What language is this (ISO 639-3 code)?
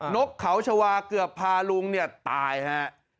tha